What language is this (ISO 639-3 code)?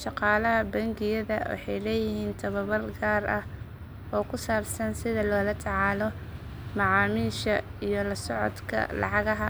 som